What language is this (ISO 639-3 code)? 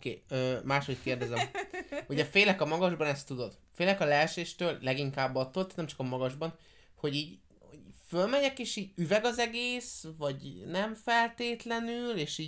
hun